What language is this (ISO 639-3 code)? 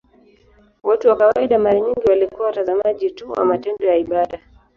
swa